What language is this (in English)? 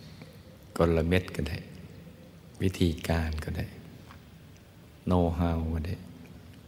Thai